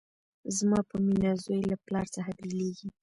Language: Pashto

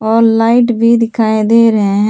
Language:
Hindi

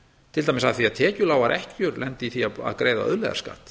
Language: Icelandic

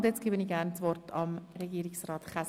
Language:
Swiss German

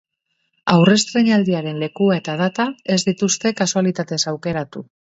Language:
Basque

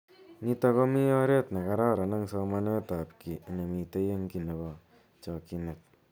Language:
Kalenjin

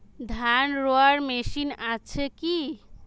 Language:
Bangla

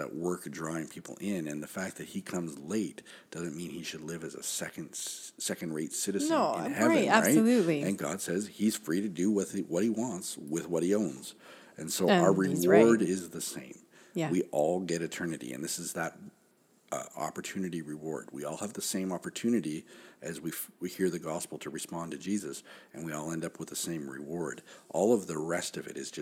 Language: English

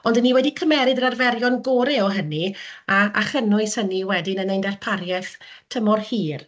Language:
Welsh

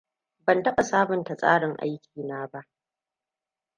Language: Hausa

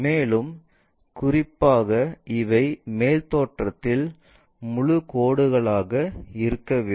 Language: Tamil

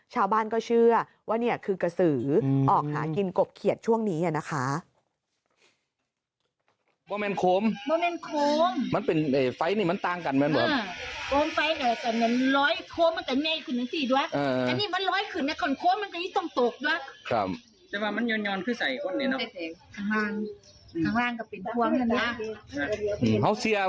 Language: Thai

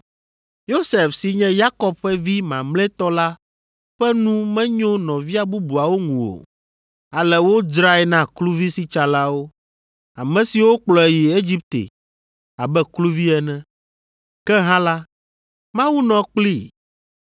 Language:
Ewe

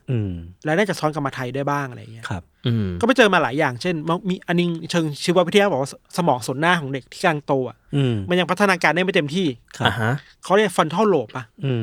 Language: Thai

